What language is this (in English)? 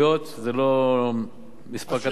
Hebrew